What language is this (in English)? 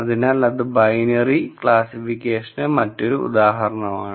Malayalam